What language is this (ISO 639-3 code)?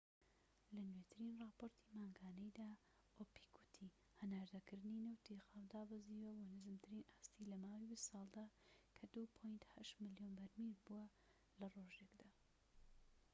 ckb